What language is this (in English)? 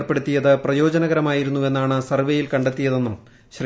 Malayalam